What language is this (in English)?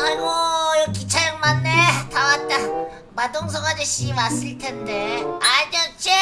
Korean